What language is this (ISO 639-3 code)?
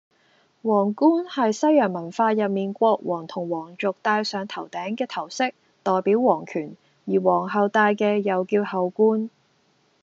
yue